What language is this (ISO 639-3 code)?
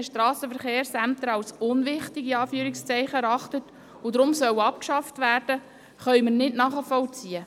gsw